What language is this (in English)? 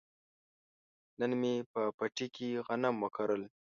Pashto